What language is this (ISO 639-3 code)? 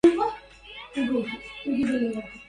ara